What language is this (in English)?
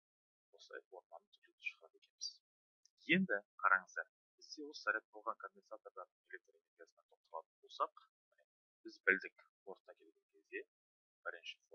Turkish